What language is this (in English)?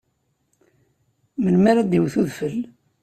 Kabyle